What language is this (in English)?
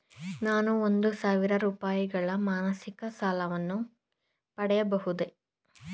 Kannada